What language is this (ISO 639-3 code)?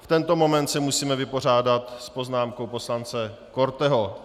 ces